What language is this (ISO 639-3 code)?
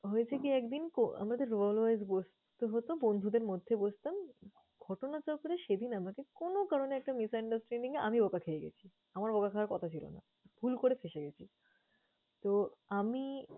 ben